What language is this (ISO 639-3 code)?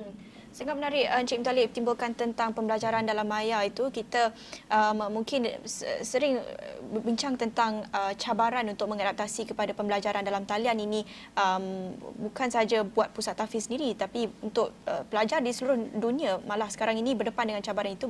msa